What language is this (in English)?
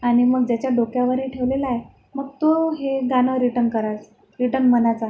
Marathi